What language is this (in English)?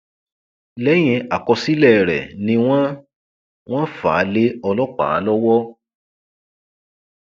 Yoruba